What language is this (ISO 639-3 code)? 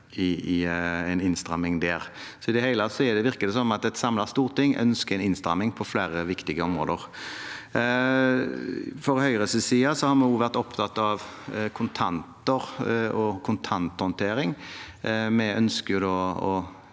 nor